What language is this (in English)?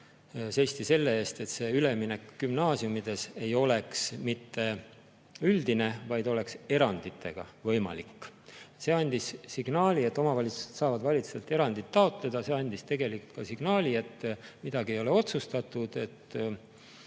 Estonian